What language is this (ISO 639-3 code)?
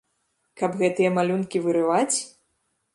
bel